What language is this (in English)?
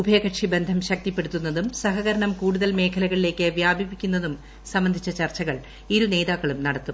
Malayalam